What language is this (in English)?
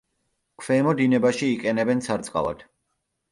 Georgian